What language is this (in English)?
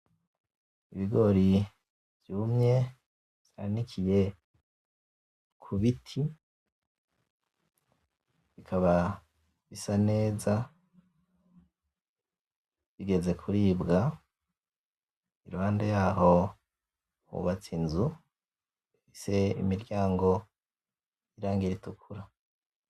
Rundi